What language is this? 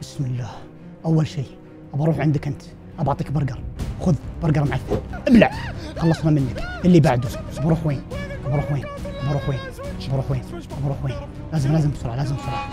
Arabic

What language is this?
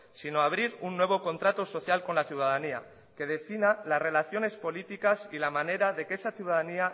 Spanish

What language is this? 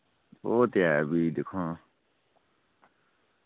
Dogri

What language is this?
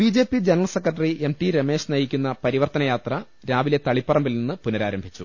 Malayalam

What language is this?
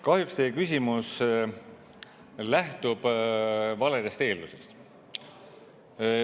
Estonian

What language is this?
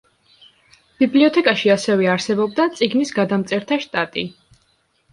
Georgian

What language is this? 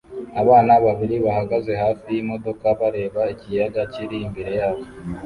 Kinyarwanda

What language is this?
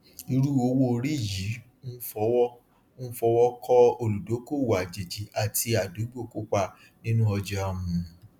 Yoruba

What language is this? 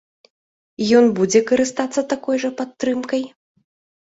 Belarusian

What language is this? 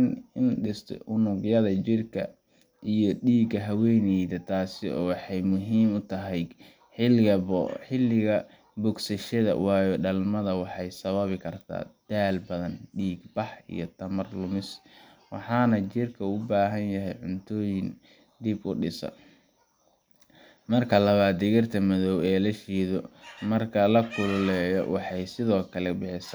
Somali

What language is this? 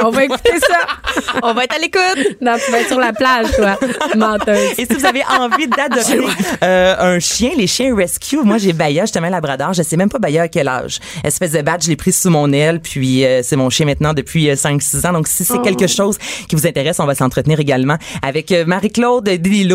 French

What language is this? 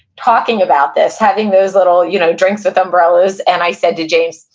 English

